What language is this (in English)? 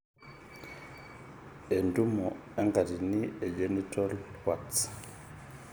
Masai